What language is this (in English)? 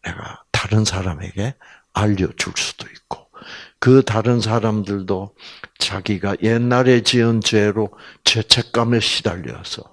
Korean